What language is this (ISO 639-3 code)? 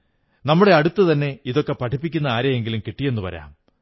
mal